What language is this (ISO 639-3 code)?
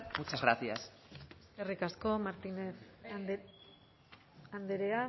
eus